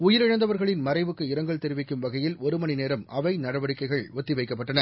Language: Tamil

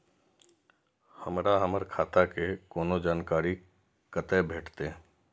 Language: Maithili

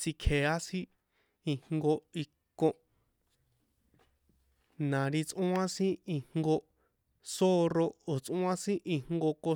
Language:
San Juan Atzingo Popoloca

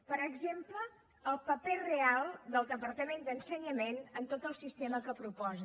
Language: Catalan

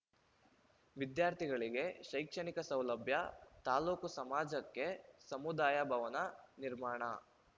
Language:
Kannada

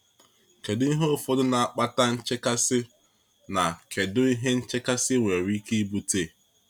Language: Igbo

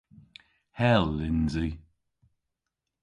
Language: Cornish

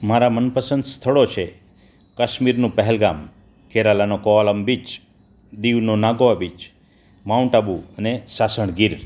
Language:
Gujarati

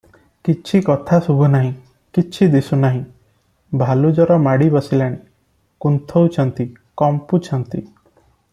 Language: Odia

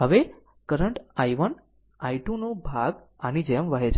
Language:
Gujarati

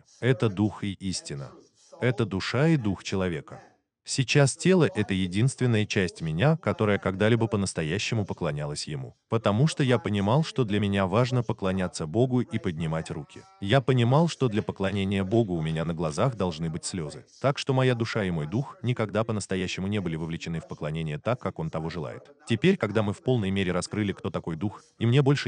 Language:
Russian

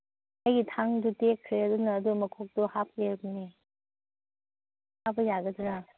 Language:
Manipuri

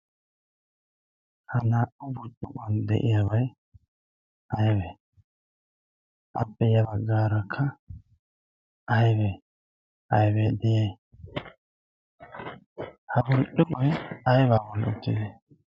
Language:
Wolaytta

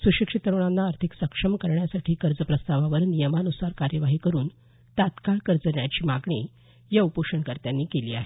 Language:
Marathi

